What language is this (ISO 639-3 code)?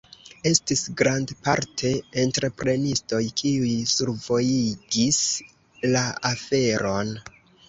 epo